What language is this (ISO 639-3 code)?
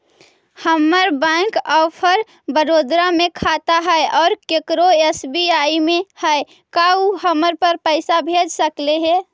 mag